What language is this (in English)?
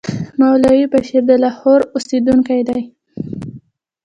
Pashto